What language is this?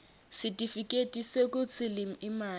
Swati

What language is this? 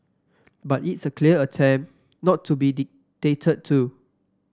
English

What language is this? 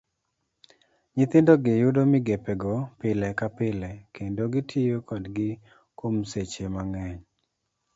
Luo (Kenya and Tanzania)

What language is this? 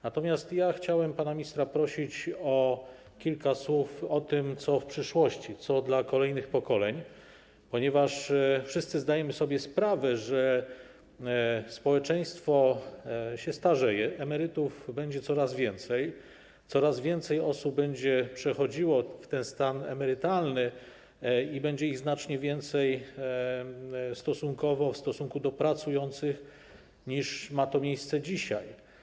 Polish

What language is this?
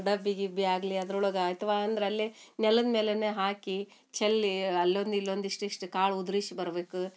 Kannada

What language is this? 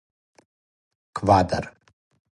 Serbian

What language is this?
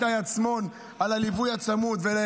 Hebrew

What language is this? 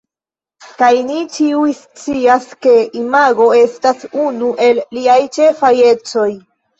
Esperanto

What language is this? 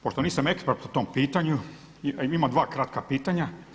Croatian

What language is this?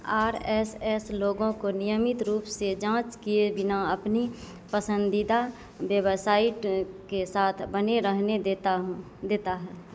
Hindi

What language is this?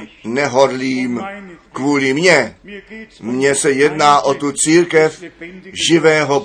Czech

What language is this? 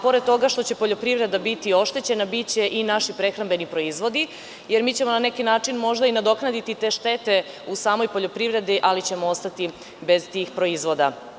Serbian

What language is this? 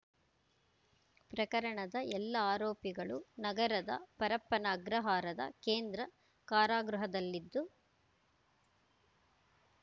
Kannada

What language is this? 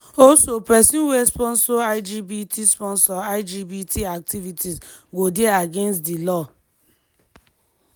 Nigerian Pidgin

